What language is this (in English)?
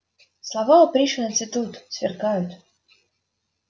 Russian